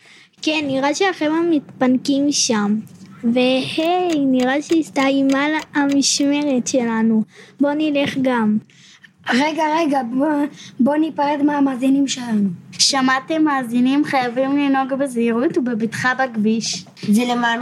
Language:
Hebrew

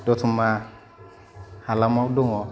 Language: Bodo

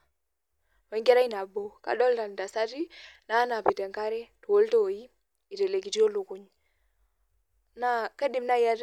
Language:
Masai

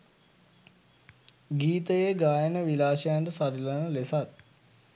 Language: Sinhala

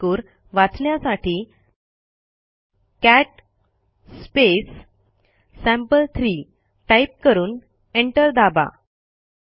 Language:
Marathi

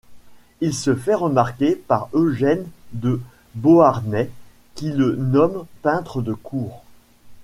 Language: French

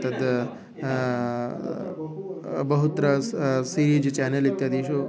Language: Sanskrit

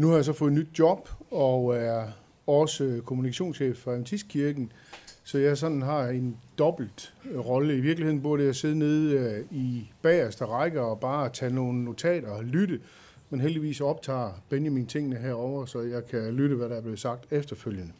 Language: Danish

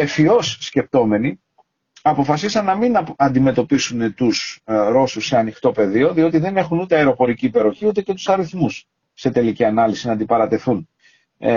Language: Greek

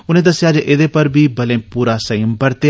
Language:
Dogri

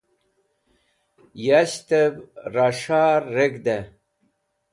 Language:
Wakhi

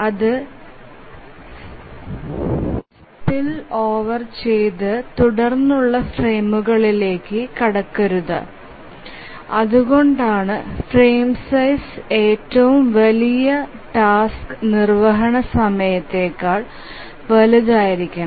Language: Malayalam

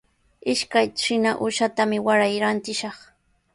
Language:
Sihuas Ancash Quechua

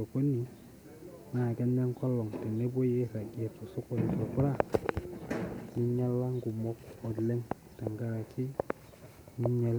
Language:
Masai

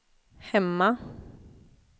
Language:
Swedish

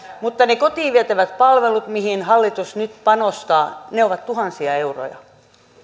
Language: Finnish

